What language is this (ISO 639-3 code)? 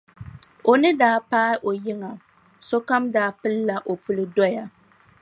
dag